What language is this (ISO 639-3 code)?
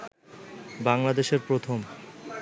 ben